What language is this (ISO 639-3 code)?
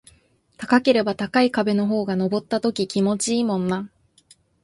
jpn